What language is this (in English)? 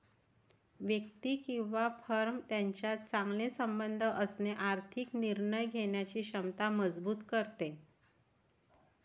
Marathi